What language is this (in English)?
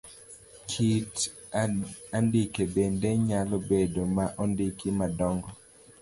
Luo (Kenya and Tanzania)